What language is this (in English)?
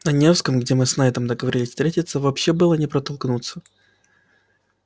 Russian